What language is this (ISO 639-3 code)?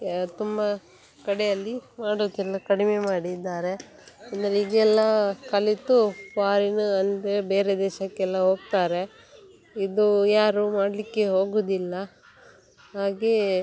kan